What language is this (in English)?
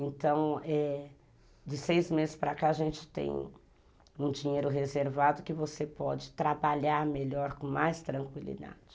Portuguese